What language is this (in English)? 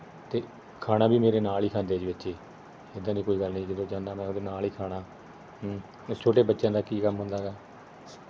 Punjabi